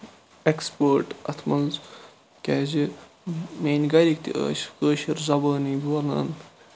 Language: Kashmiri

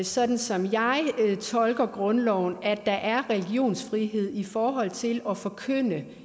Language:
Danish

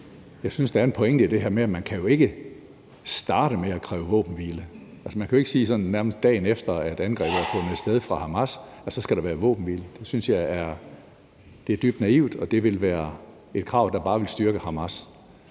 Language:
Danish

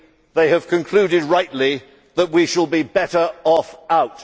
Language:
English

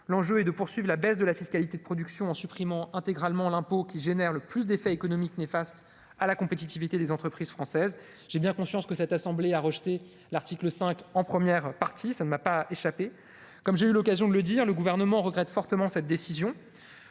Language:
French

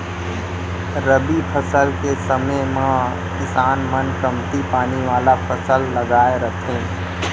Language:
Chhattisgarhi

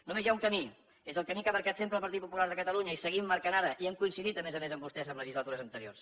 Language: Catalan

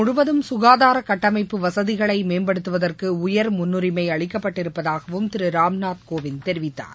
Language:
Tamil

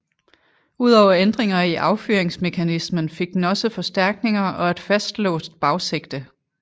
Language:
Danish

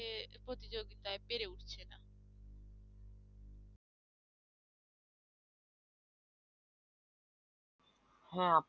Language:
Bangla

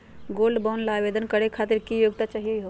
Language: Magahi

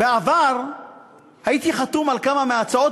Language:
Hebrew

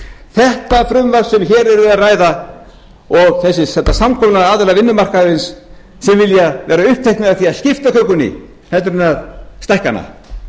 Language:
Icelandic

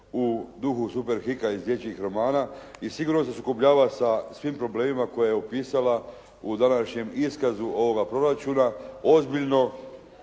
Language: Croatian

